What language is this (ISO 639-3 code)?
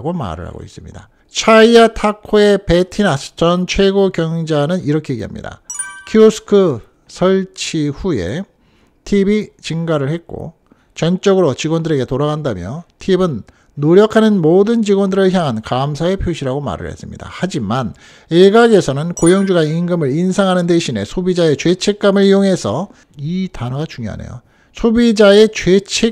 kor